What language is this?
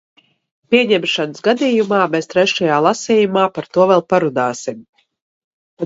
Latvian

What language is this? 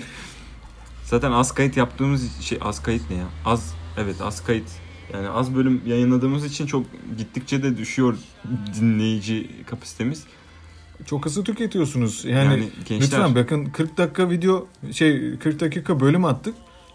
Turkish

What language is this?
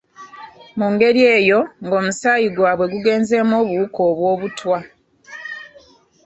Ganda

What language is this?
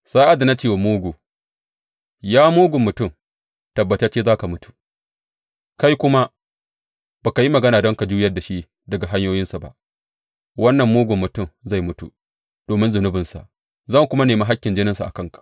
Hausa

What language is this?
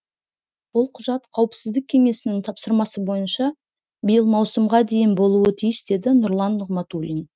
Kazakh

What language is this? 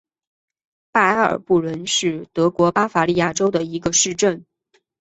Chinese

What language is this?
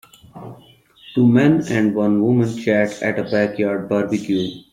English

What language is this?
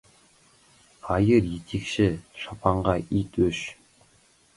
Kazakh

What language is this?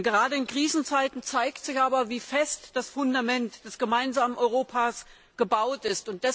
German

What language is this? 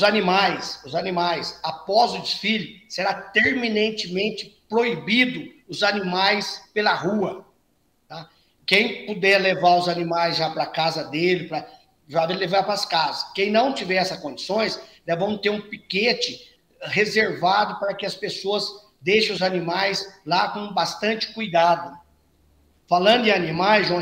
Portuguese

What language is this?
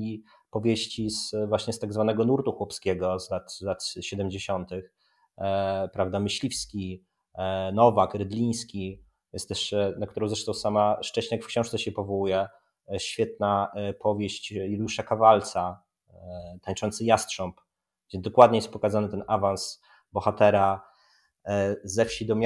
Polish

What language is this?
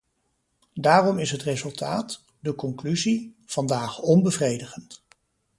Dutch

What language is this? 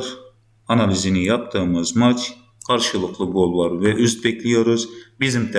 Turkish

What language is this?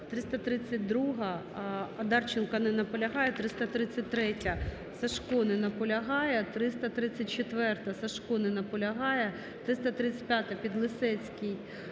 Ukrainian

